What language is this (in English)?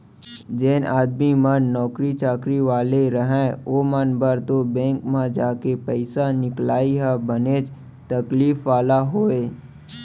Chhattisgarhi